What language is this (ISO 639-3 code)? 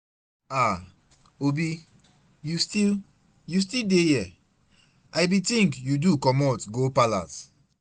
pcm